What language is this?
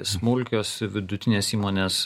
Lithuanian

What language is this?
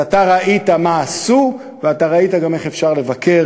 Hebrew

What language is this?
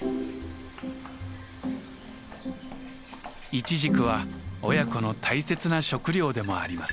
Japanese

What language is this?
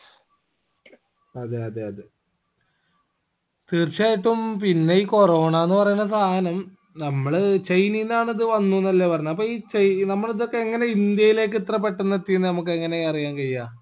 Malayalam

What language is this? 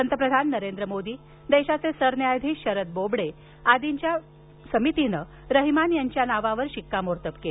Marathi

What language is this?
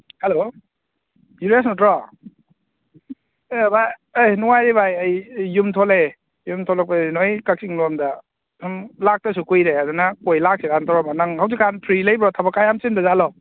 Manipuri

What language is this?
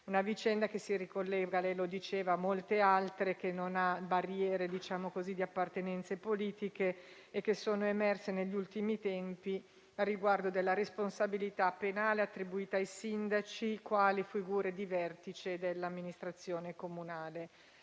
Italian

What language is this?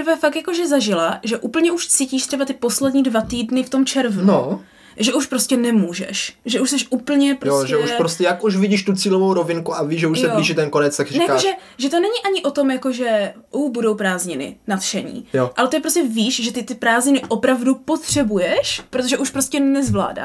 Czech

